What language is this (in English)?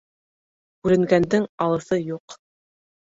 Bashkir